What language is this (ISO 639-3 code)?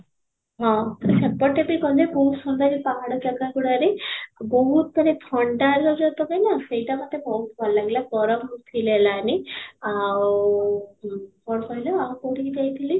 ori